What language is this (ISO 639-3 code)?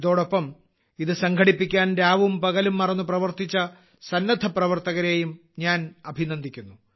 mal